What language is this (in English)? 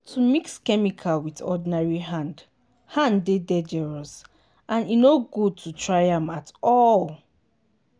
Nigerian Pidgin